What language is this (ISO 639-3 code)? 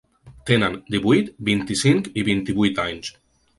cat